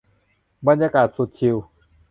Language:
Thai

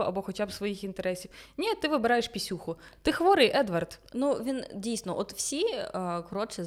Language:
Ukrainian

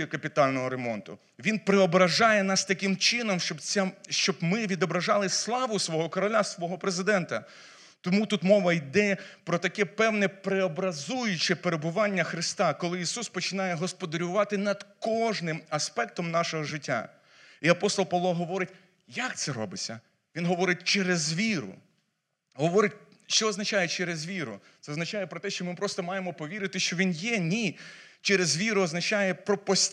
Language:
Ukrainian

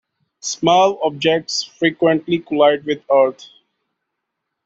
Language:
English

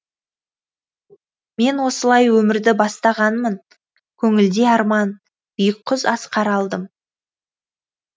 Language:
Kazakh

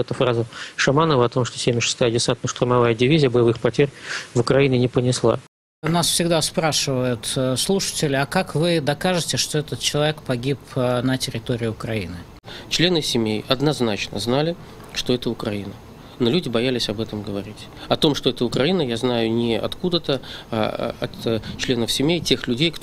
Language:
Russian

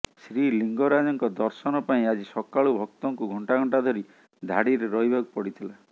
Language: Odia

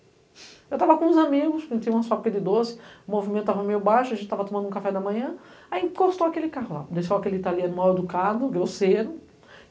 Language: Portuguese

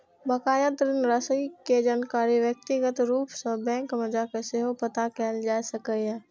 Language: Maithili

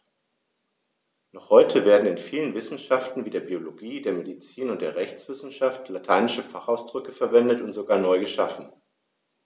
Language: German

